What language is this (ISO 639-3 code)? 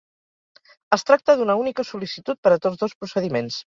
cat